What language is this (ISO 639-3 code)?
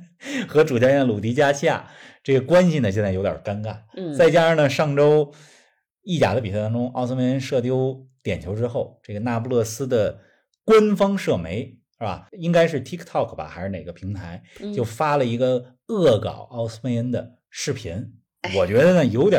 zho